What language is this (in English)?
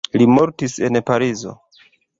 Esperanto